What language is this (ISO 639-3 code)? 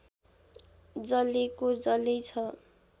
nep